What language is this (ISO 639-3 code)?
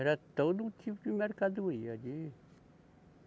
por